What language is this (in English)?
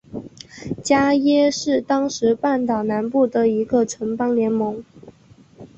Chinese